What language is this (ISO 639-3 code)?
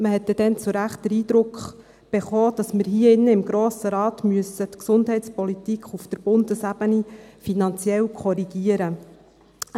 gsw